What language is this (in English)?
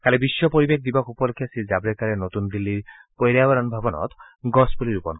Assamese